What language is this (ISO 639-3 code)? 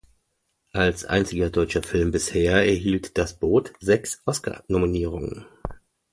deu